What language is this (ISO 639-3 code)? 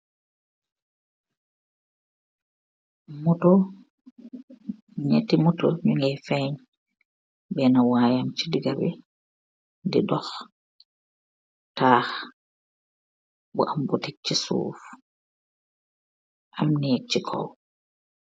wol